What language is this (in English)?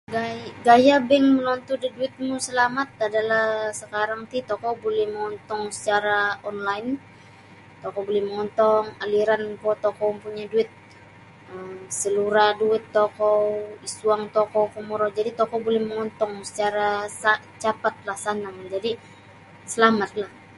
Sabah Bisaya